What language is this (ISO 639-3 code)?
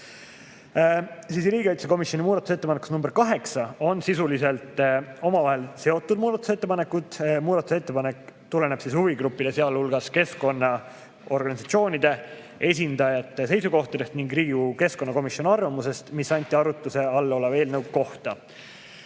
est